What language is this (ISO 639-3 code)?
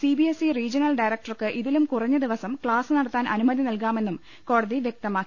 mal